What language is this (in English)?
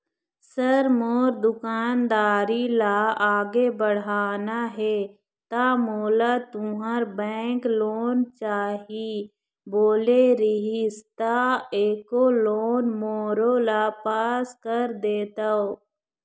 Chhattisgarhi